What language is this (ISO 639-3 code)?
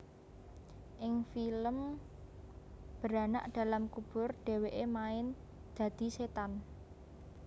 jav